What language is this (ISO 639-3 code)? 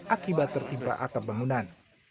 ind